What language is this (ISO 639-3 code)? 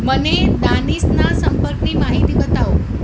guj